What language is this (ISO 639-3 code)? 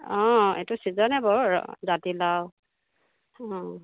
asm